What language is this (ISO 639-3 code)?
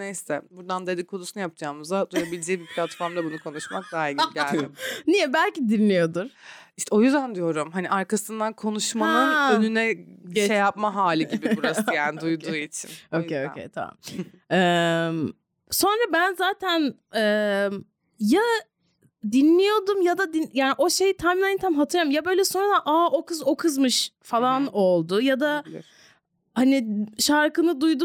tur